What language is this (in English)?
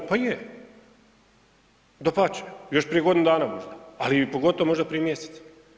Croatian